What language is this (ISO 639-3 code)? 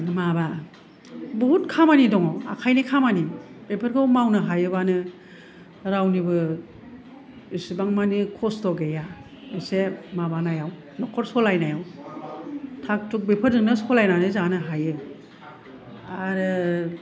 brx